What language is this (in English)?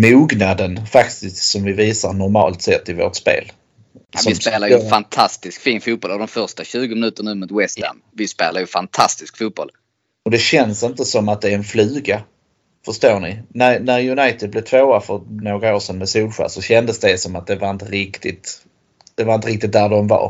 Swedish